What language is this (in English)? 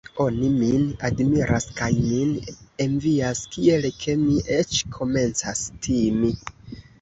Esperanto